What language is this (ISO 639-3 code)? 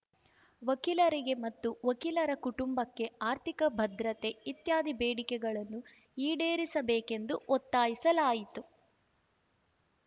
kan